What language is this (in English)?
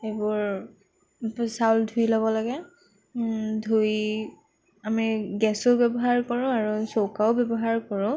Assamese